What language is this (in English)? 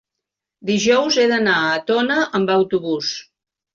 Catalan